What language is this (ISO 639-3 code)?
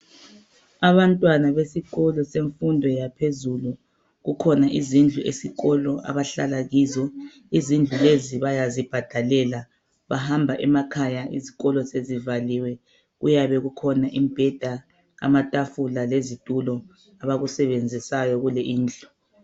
nde